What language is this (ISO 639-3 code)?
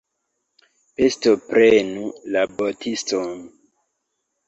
epo